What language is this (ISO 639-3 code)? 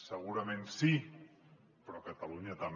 cat